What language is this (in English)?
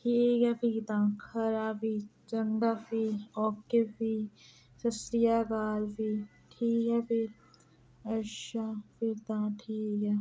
Dogri